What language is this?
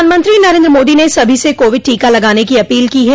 Hindi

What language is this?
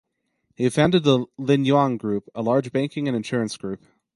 English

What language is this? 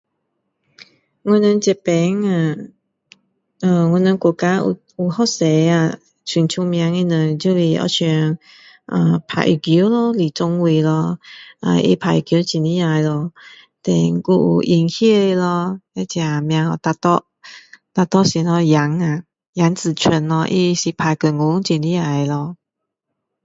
Min Dong Chinese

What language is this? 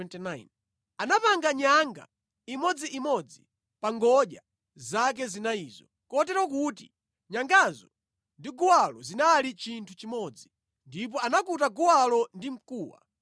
Nyanja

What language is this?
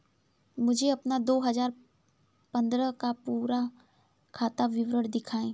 Hindi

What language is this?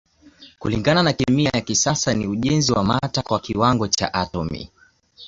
Swahili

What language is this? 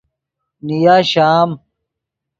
Yidgha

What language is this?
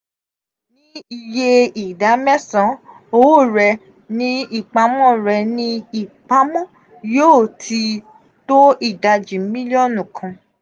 Yoruba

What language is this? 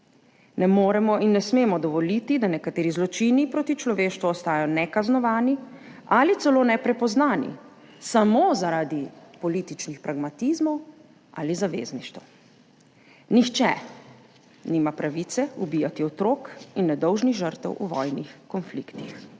Slovenian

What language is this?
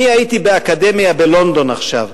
Hebrew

